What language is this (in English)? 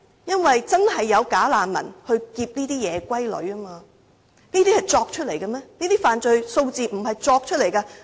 Cantonese